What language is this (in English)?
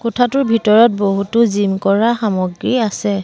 Assamese